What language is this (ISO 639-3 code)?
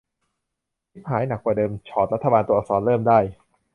tha